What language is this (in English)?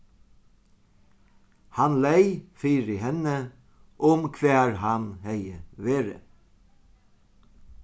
Faroese